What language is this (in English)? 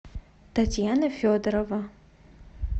Russian